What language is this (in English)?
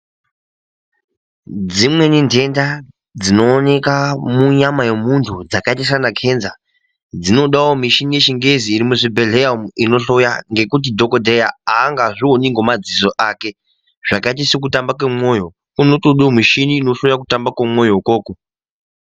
Ndau